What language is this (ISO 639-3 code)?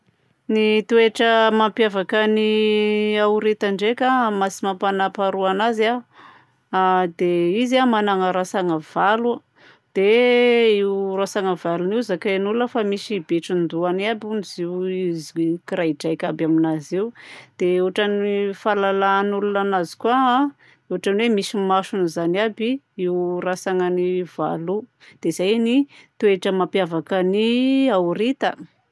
bzc